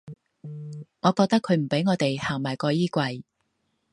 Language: Cantonese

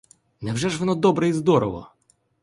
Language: Ukrainian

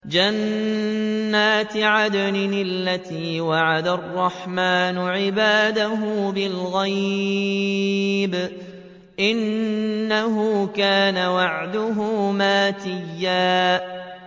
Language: Arabic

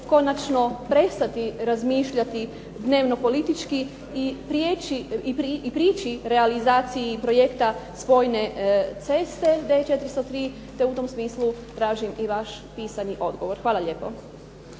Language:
Croatian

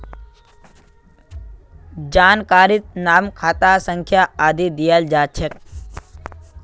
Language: Magahi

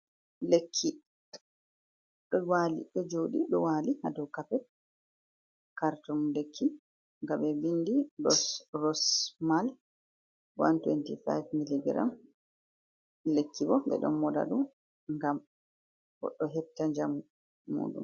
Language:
Fula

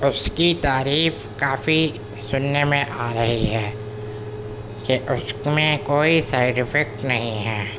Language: Urdu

